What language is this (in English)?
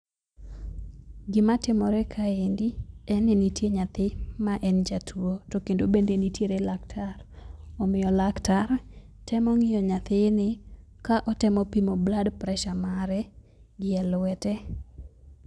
Luo (Kenya and Tanzania)